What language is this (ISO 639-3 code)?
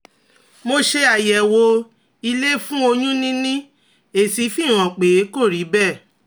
yor